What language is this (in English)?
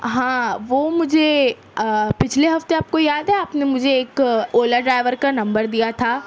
Urdu